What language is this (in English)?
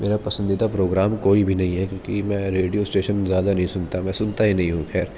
Urdu